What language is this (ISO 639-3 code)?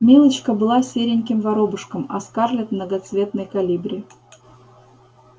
rus